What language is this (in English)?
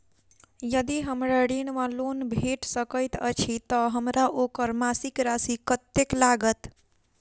Maithili